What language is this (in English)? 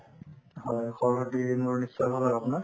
Assamese